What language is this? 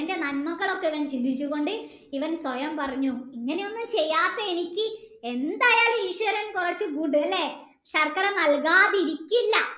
Malayalam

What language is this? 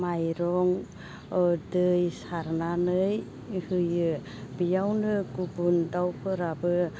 Bodo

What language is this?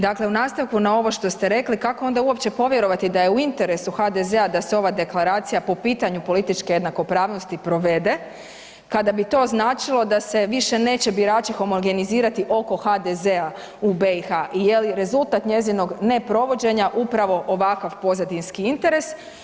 Croatian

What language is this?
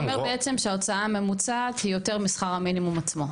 Hebrew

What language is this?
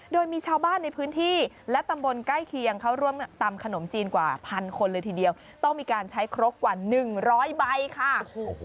Thai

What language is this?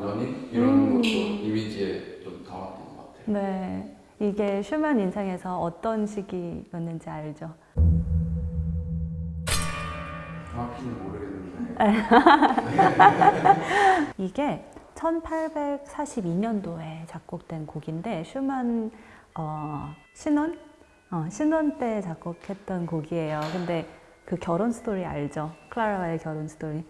Korean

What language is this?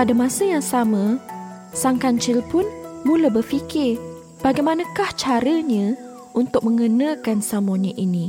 Malay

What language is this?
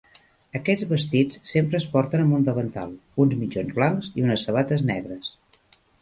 Catalan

